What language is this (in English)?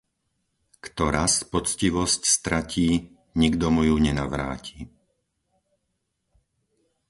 Slovak